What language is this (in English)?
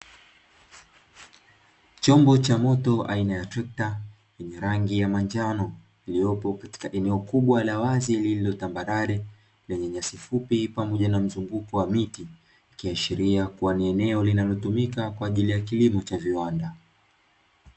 Swahili